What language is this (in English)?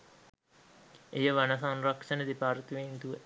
Sinhala